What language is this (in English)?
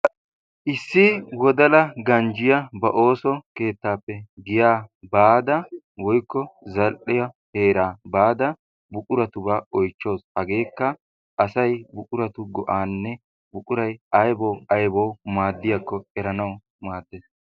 Wolaytta